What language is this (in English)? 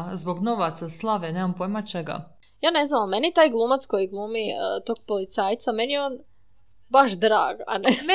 Croatian